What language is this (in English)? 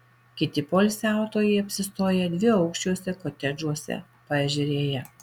Lithuanian